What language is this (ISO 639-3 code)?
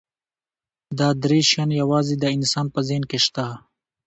pus